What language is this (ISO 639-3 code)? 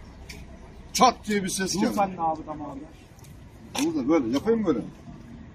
tur